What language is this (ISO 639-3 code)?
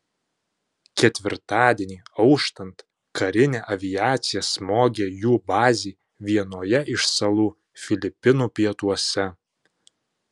lit